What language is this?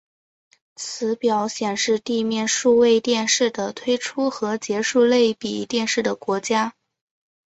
Chinese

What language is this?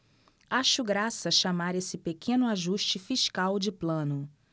Portuguese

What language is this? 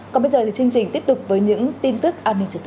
Vietnamese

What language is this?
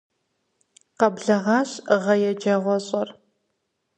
Kabardian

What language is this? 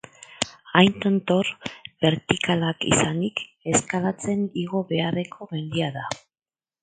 Basque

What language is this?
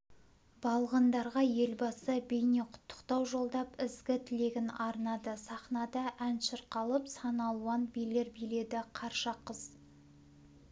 Kazakh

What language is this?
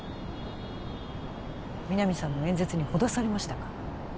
Japanese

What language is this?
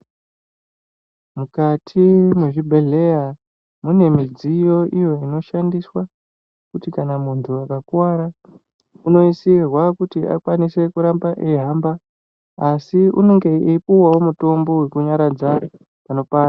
Ndau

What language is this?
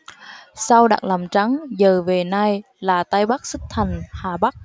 Vietnamese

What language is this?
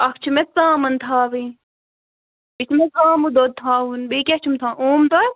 Kashmiri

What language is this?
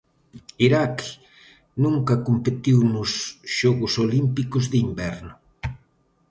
Galician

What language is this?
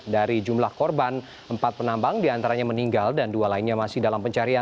Indonesian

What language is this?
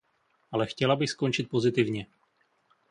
Czech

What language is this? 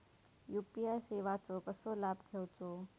Marathi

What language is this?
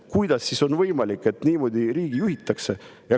Estonian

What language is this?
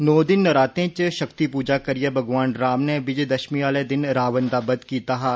Dogri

